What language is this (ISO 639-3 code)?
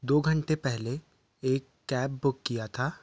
hin